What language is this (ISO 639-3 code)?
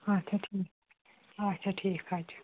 kas